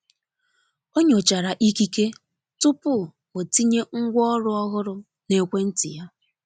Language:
Igbo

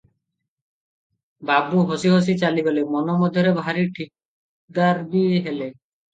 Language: Odia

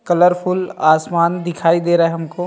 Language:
Hindi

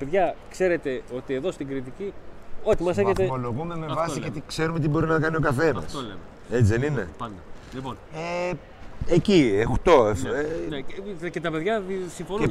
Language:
Greek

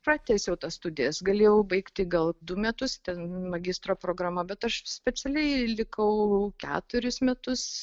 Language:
Lithuanian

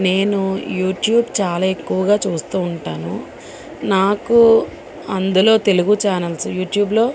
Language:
Telugu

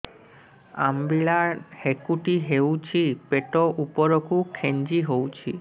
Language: Odia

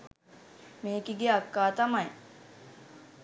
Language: Sinhala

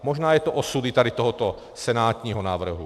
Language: Czech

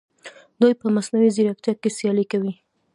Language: Pashto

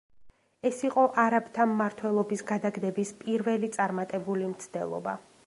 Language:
Georgian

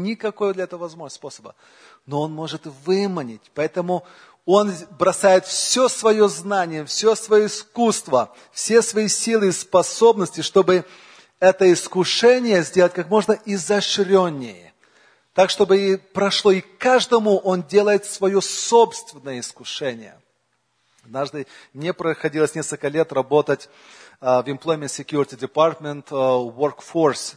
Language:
Russian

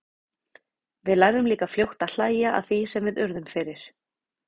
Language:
Icelandic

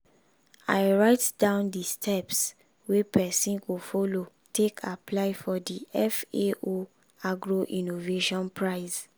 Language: Nigerian Pidgin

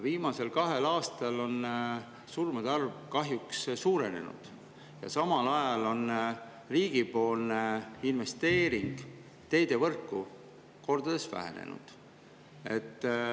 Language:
Estonian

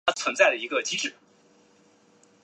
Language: Chinese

